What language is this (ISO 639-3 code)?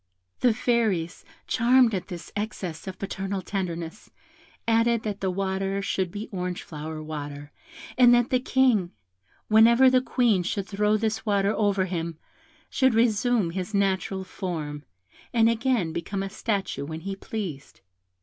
eng